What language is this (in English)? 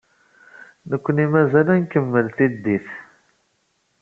Kabyle